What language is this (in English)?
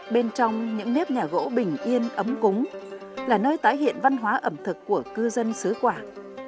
Vietnamese